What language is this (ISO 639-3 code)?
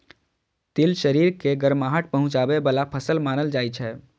mai